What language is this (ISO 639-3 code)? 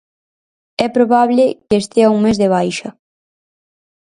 glg